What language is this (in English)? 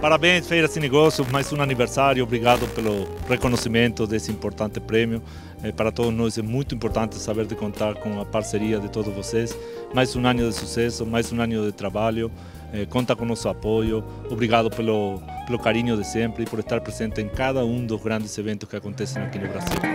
Portuguese